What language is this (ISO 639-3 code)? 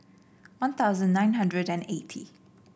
eng